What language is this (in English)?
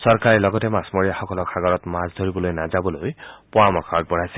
Assamese